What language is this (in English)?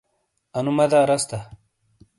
Shina